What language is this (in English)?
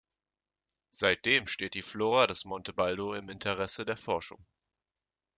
German